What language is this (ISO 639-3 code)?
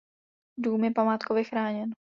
ces